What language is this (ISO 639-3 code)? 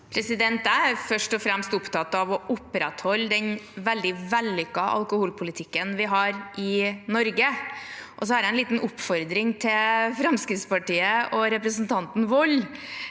nor